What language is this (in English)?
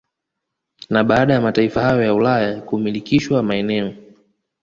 Swahili